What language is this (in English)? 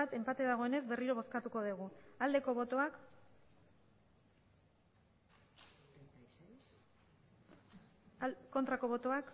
Basque